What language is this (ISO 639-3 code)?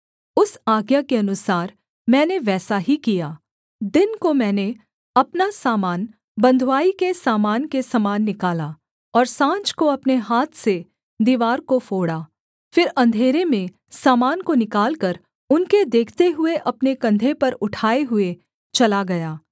hin